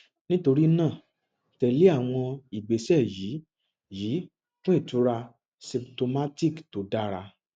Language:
Yoruba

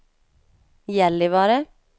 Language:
Swedish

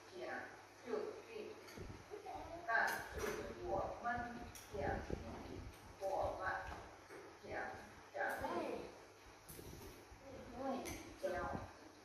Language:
Vietnamese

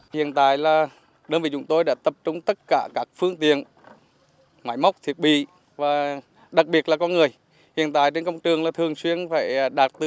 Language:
Vietnamese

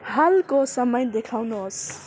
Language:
Nepali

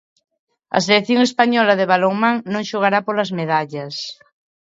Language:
Galician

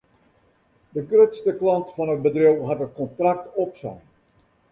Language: Western Frisian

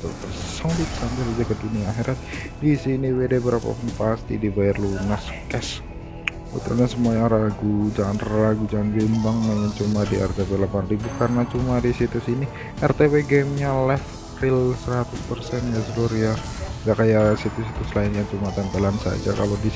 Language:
Indonesian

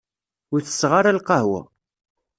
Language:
Kabyle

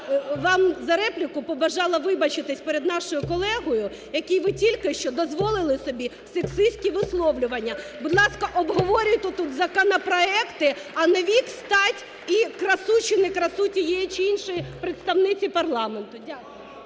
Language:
Ukrainian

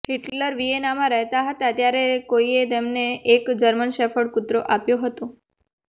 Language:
Gujarati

